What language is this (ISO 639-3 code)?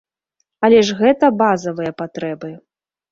bel